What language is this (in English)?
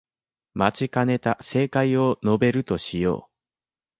Japanese